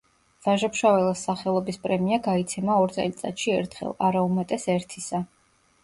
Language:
Georgian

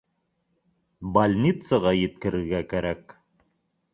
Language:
Bashkir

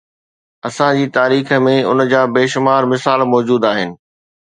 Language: Sindhi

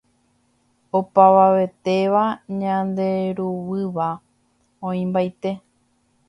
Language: Guarani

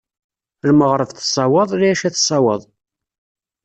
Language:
Kabyle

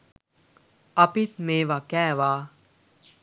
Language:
Sinhala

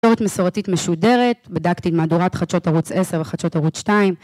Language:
Hebrew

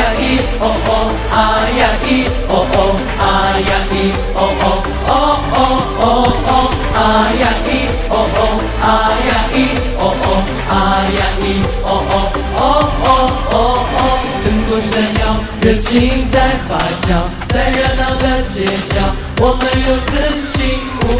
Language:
Chinese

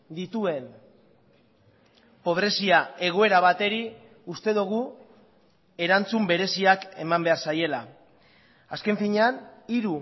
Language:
Basque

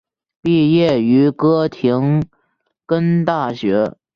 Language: Chinese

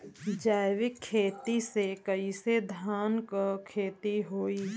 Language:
Bhojpuri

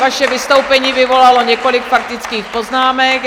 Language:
Czech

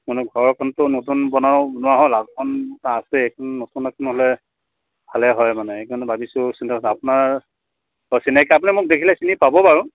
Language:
Assamese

